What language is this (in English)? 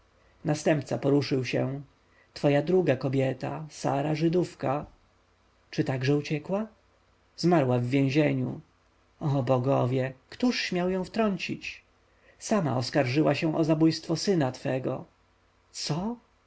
Polish